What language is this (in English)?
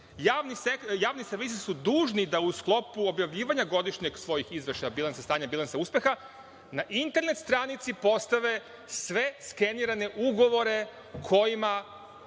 Serbian